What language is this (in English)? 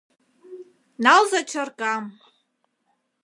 Mari